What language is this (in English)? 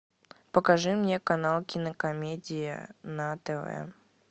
Russian